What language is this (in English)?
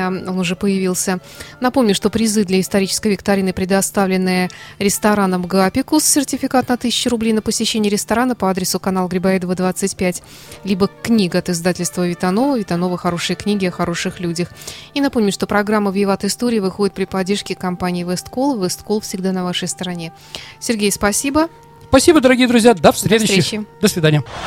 Russian